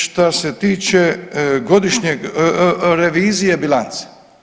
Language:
Croatian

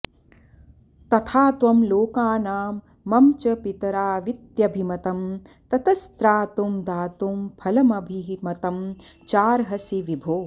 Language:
Sanskrit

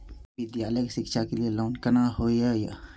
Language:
Maithili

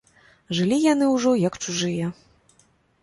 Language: Belarusian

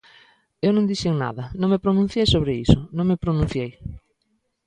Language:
Galician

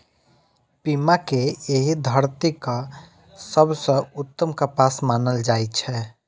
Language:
Maithili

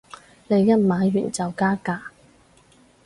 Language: Cantonese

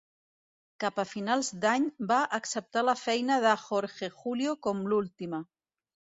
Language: Catalan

